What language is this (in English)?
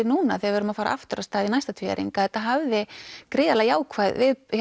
Icelandic